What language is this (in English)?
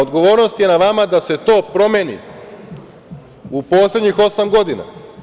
Serbian